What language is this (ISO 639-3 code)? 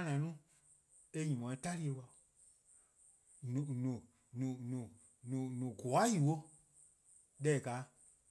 kqo